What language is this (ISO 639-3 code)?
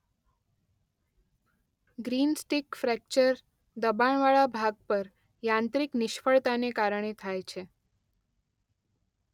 guj